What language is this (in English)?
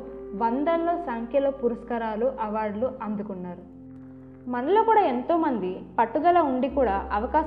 Telugu